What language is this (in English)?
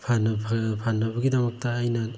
Manipuri